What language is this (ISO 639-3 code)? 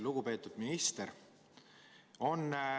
est